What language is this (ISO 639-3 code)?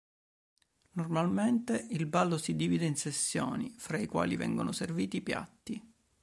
ita